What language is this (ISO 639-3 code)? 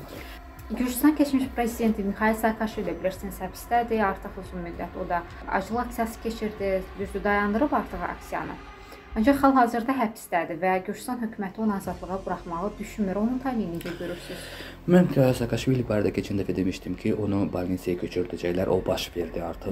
tur